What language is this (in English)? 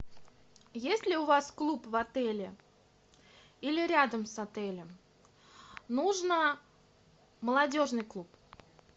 Russian